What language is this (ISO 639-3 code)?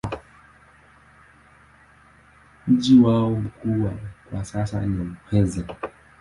swa